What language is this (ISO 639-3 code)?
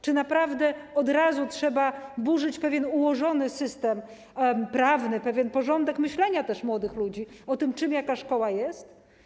pol